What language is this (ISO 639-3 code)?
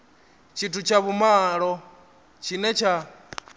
ven